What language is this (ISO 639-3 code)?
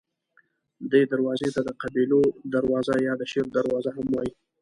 pus